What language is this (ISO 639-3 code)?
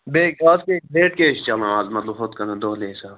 kas